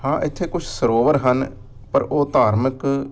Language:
Punjabi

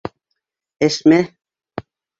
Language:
Bashkir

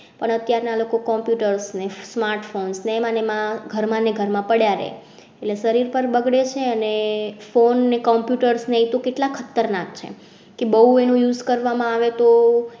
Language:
Gujarati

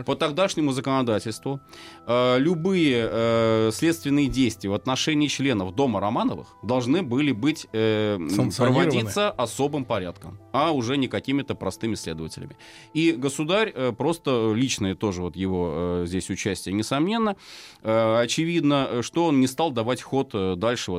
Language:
Russian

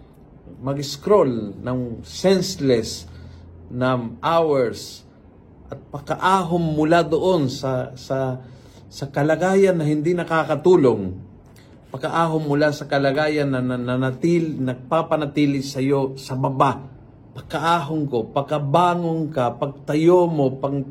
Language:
Filipino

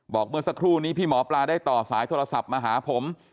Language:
Thai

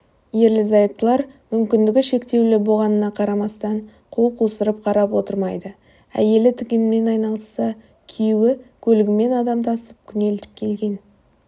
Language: Kazakh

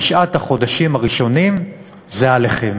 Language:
Hebrew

